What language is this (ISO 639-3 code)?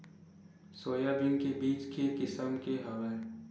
hne